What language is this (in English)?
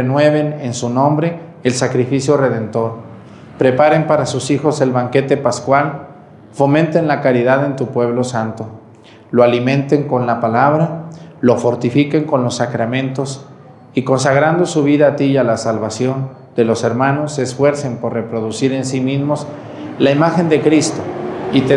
Spanish